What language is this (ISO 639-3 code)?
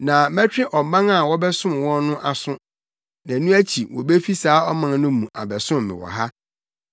aka